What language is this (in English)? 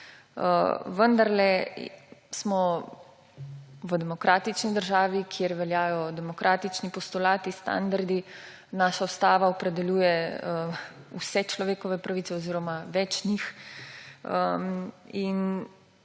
Slovenian